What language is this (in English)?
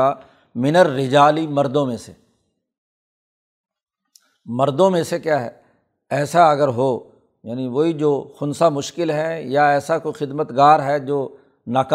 Urdu